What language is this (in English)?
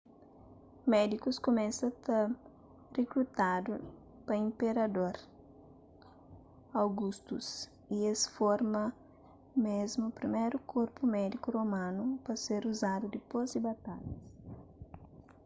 Kabuverdianu